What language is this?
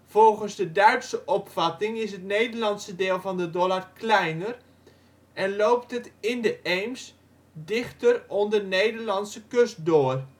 Dutch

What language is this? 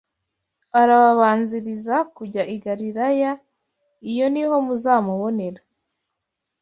Kinyarwanda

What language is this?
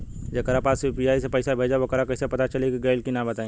Bhojpuri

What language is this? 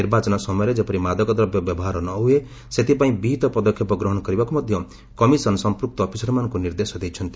Odia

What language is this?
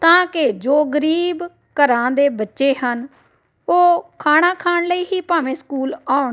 Punjabi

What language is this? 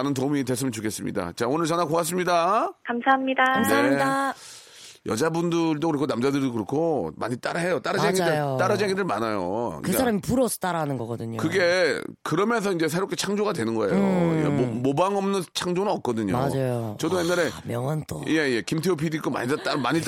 Korean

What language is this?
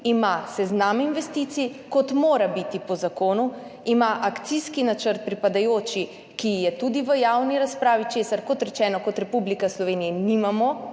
Slovenian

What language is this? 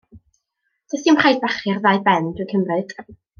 Welsh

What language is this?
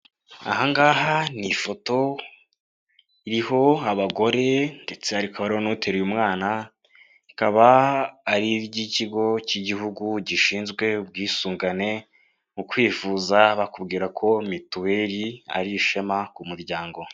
Kinyarwanda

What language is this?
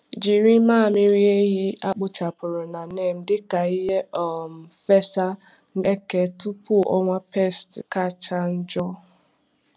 Igbo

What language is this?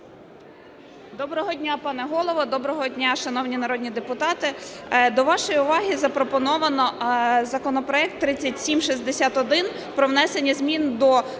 Ukrainian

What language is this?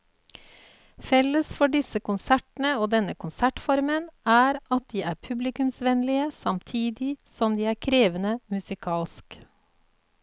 Norwegian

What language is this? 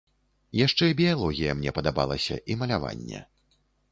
Belarusian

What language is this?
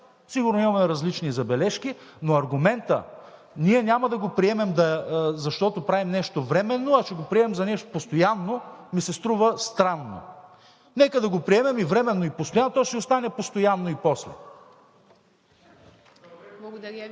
Bulgarian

